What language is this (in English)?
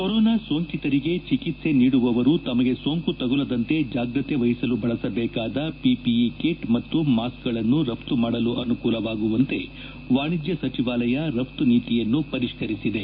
Kannada